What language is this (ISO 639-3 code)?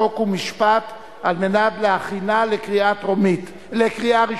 heb